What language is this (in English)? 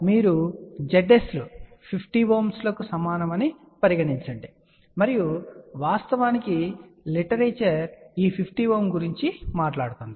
Telugu